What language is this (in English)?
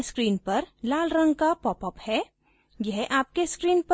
Hindi